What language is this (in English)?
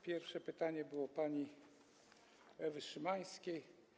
Polish